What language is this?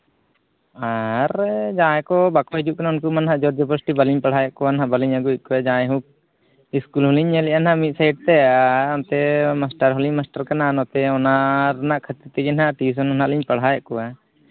Santali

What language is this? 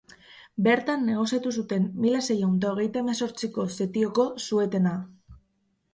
Basque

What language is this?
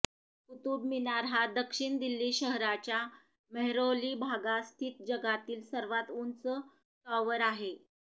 Marathi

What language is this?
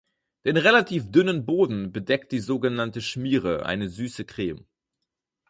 German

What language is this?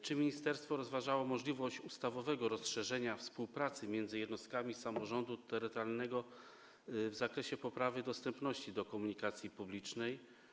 Polish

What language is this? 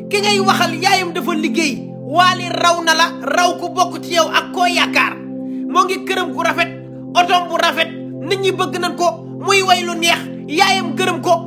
Indonesian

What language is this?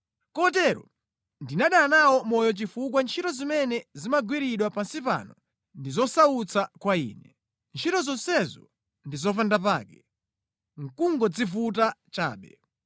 Nyanja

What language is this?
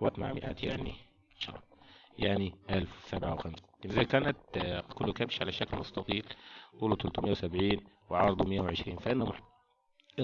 Arabic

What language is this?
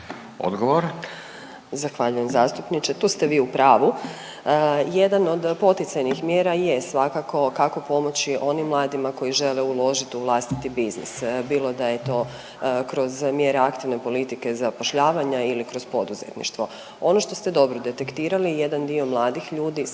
Croatian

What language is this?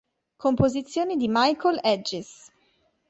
Italian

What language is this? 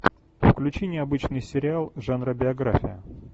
Russian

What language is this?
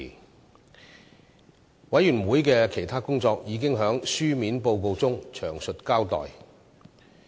Cantonese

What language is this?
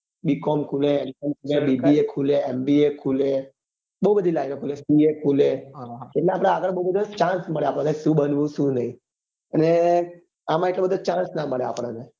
Gujarati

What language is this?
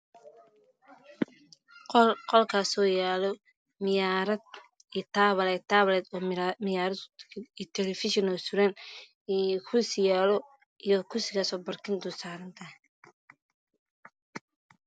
Somali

